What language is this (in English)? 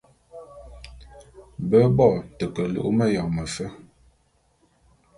Bulu